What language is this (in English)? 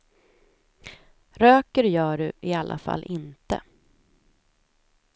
Swedish